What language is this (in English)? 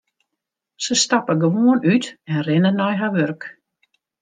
Western Frisian